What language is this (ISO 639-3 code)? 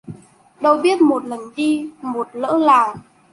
vie